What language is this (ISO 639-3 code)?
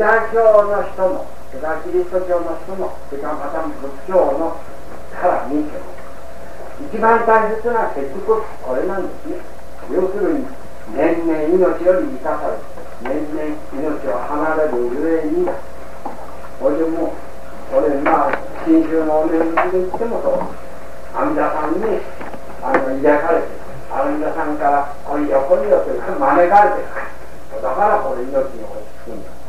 jpn